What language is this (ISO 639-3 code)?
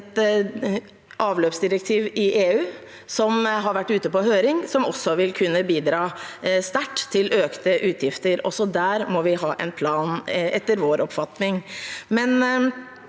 nor